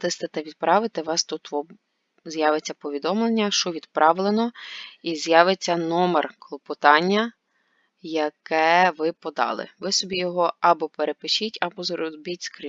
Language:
Ukrainian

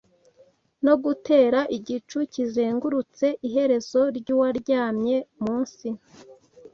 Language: Kinyarwanda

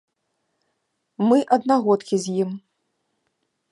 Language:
Belarusian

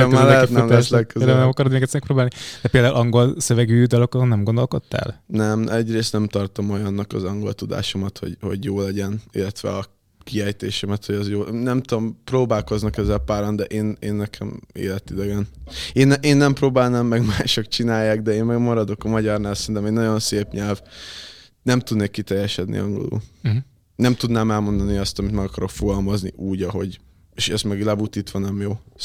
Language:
Hungarian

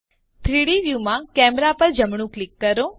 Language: Gujarati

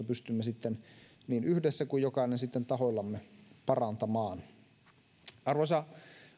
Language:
Finnish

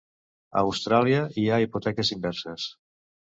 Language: Catalan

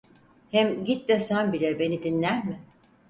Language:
Turkish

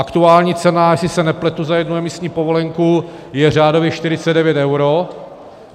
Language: Czech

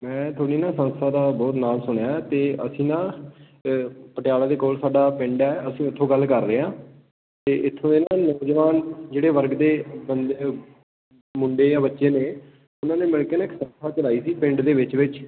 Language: Punjabi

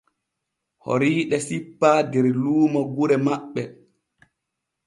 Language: Borgu Fulfulde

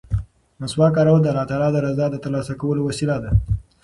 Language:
Pashto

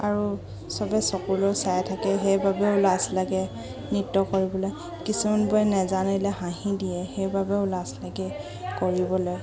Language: Assamese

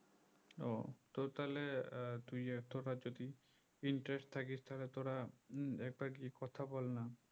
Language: Bangla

